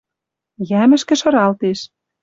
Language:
Western Mari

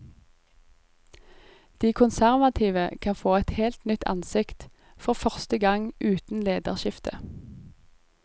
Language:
Norwegian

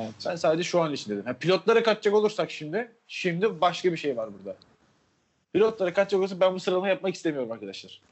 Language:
Turkish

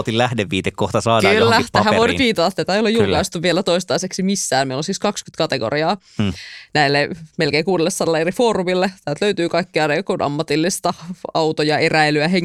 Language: Finnish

